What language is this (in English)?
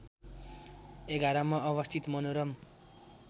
Nepali